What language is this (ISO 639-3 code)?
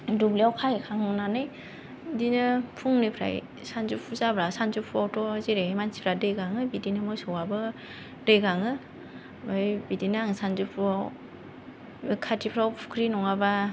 brx